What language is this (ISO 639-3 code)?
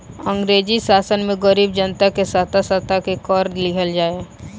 bho